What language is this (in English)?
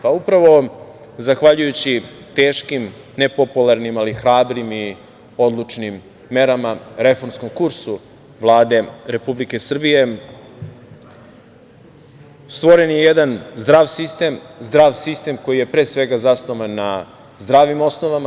Serbian